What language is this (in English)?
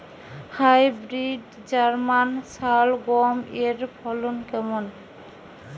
Bangla